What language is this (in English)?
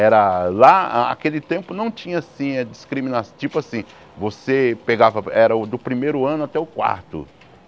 Portuguese